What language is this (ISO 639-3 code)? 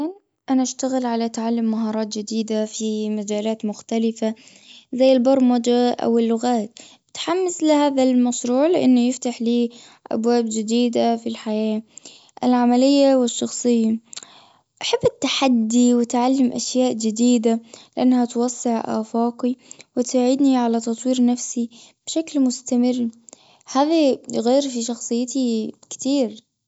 afb